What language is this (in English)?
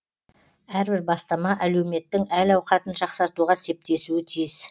Kazakh